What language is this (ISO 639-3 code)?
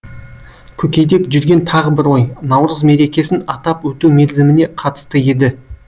kaz